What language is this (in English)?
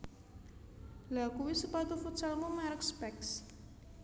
Javanese